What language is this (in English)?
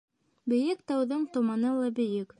Bashkir